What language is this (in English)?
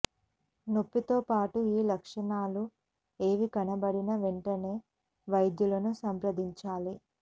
Telugu